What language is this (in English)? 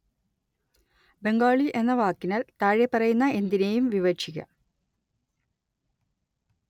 Malayalam